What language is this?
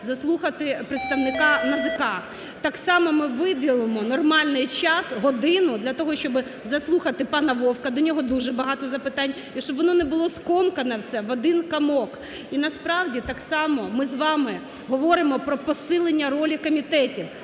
Ukrainian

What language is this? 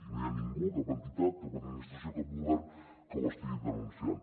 Catalan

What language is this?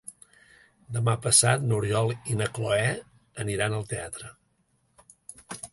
Catalan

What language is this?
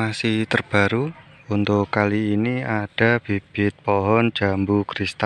Indonesian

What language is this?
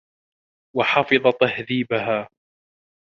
Arabic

